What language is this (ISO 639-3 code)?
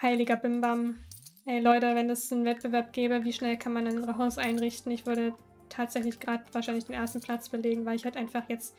deu